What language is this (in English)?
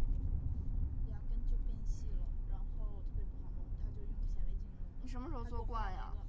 Chinese